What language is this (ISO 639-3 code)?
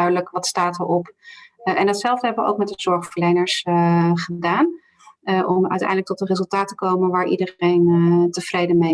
nld